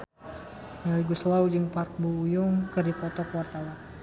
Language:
Sundanese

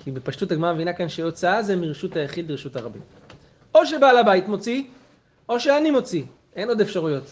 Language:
Hebrew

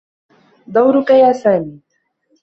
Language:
Arabic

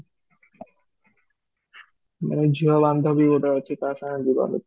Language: Odia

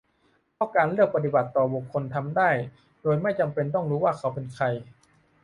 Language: Thai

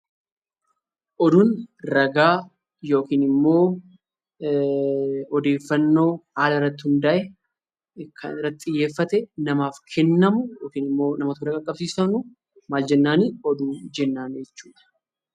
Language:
Oromo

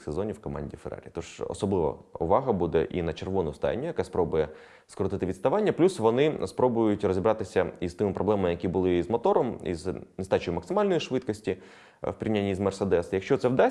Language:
Ukrainian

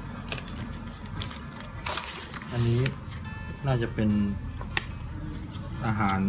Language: Thai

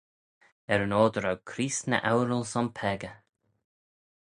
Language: Manx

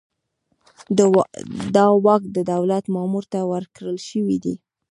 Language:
Pashto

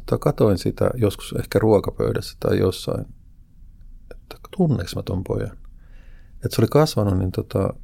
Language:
Finnish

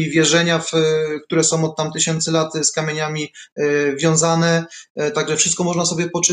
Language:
Polish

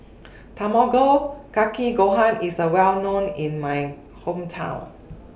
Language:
English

